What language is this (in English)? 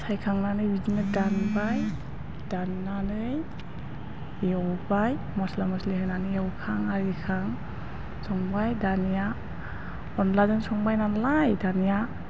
Bodo